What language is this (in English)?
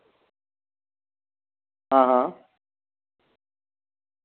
Dogri